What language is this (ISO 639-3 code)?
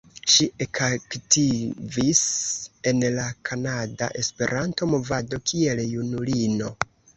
epo